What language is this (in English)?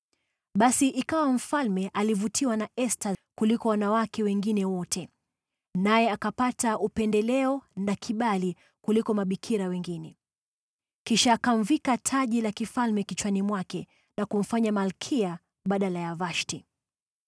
Swahili